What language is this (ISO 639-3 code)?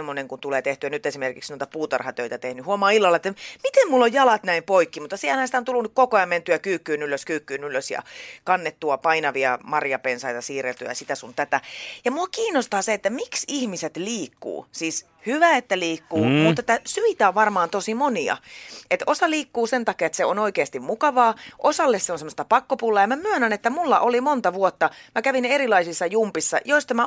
fin